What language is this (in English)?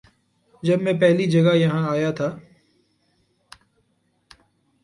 Urdu